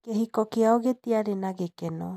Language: Kikuyu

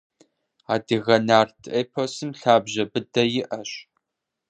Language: Kabardian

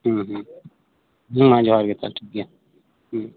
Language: Santali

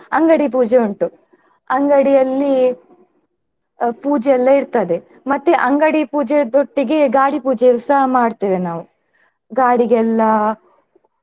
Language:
Kannada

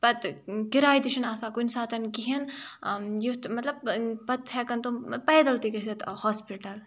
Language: Kashmiri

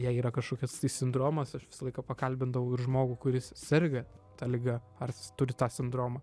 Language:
Lithuanian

